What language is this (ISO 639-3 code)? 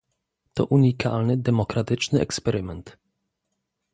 pol